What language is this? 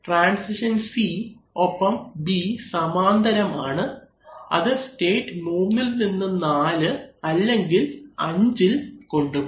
Malayalam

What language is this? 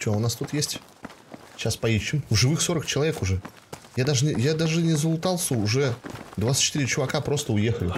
Russian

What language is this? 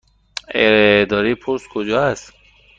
Persian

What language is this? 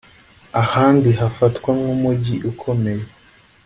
Kinyarwanda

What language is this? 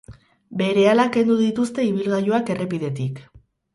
Basque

